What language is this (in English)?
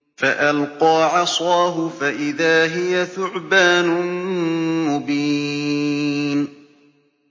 Arabic